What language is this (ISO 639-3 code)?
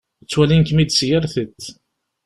kab